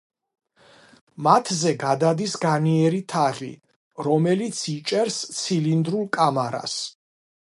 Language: Georgian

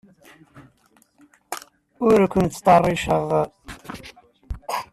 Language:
Kabyle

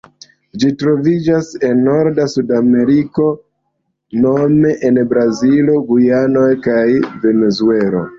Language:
Esperanto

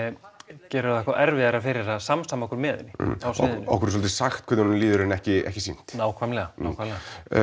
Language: Icelandic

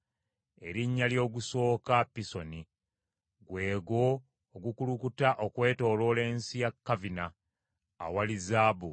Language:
Ganda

